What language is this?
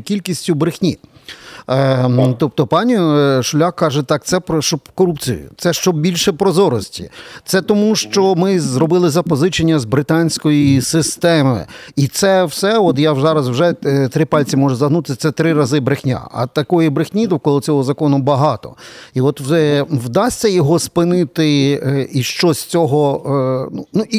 Ukrainian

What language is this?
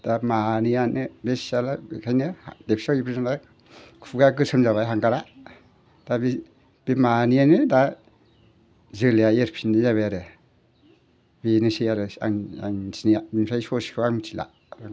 Bodo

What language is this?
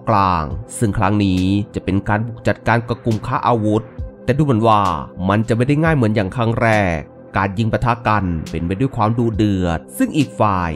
Thai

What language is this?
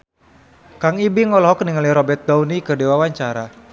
Sundanese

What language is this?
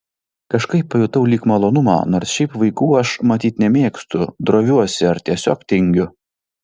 Lithuanian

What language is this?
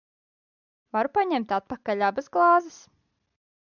Latvian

